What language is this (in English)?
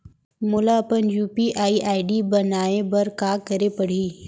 Chhattisgarhi